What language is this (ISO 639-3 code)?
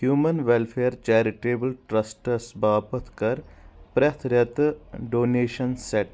kas